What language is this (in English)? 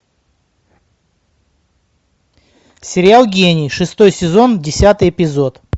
Russian